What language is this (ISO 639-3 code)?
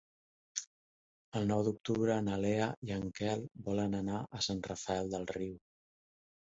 cat